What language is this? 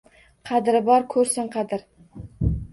Uzbek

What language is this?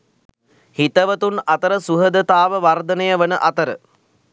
Sinhala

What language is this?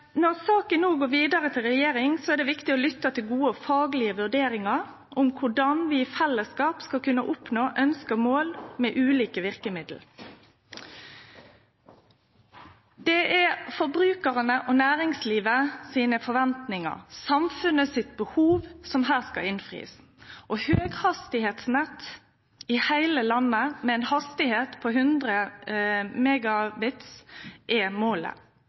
Norwegian Nynorsk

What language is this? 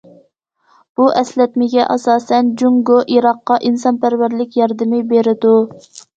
Uyghur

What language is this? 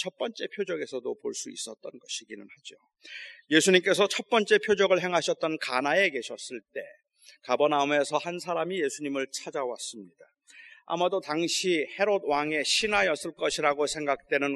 Korean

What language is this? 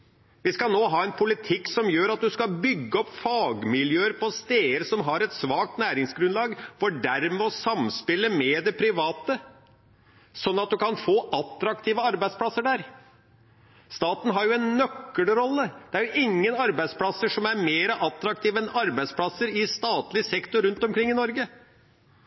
Norwegian Nynorsk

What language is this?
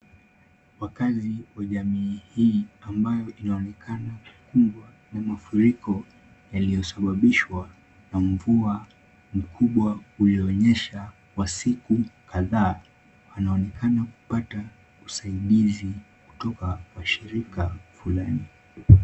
Swahili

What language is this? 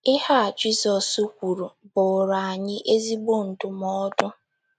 Igbo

